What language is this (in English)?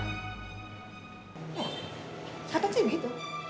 Indonesian